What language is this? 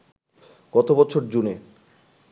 Bangla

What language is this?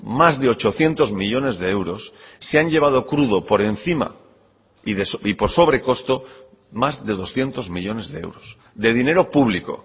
Spanish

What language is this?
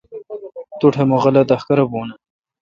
Kalkoti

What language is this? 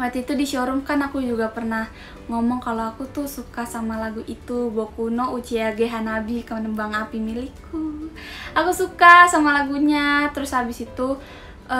Indonesian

